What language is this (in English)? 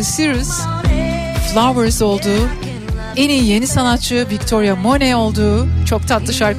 Turkish